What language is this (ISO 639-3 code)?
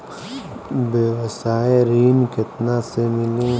bho